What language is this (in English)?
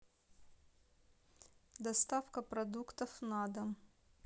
Russian